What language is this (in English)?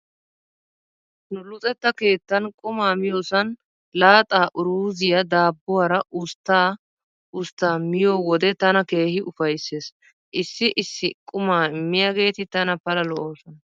Wolaytta